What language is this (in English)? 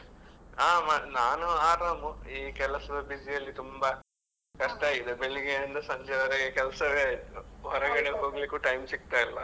Kannada